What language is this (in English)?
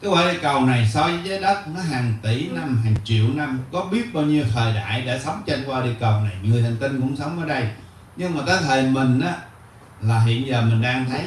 Vietnamese